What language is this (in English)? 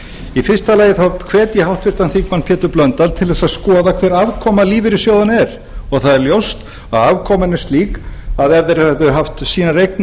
Icelandic